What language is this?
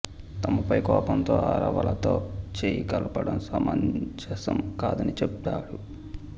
Telugu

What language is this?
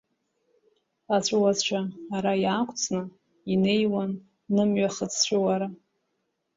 Abkhazian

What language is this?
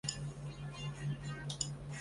Chinese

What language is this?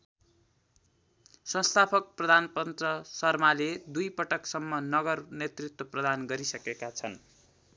Nepali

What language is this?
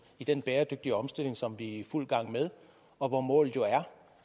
Danish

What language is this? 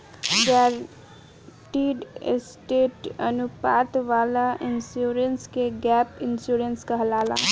Bhojpuri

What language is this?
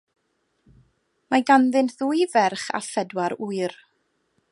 Welsh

